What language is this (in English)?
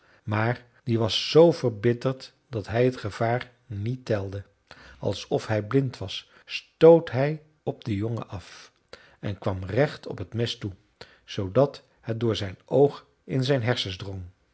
Dutch